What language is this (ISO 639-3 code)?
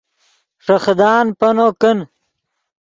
ydg